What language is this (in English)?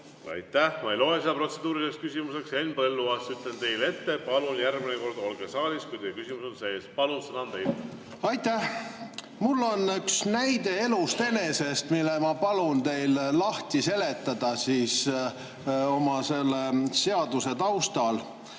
Estonian